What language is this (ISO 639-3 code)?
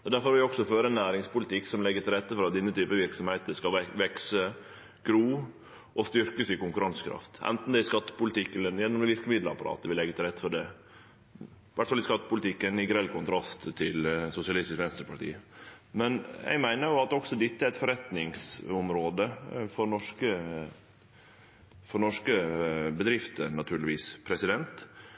nno